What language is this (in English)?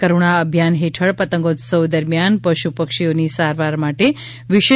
Gujarati